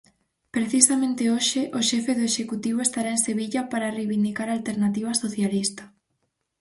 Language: Galician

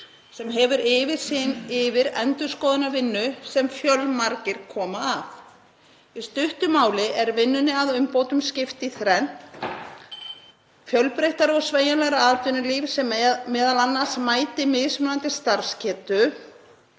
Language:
Icelandic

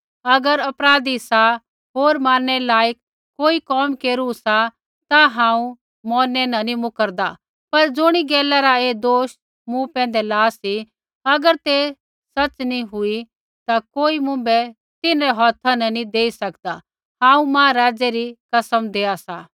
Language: Kullu Pahari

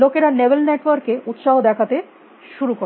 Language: Bangla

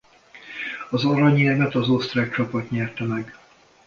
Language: Hungarian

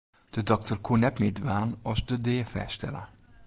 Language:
Western Frisian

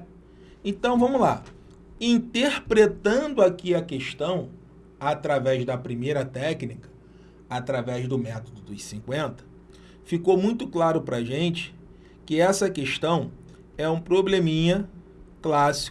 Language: Portuguese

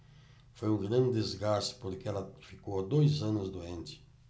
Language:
Portuguese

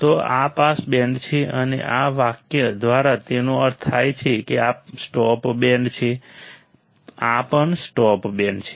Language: Gujarati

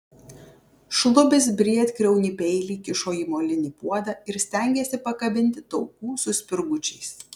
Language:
Lithuanian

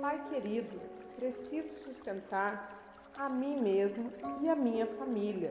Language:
Portuguese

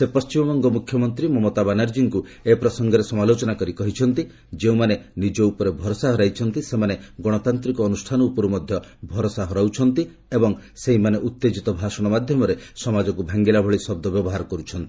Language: Odia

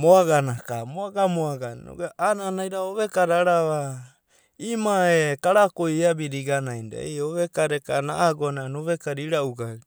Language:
Abadi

